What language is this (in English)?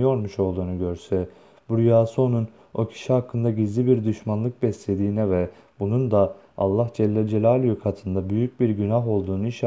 Turkish